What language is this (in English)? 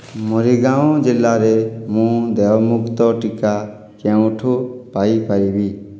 Odia